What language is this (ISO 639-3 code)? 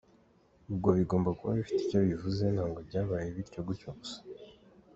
kin